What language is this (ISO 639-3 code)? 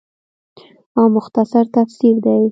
pus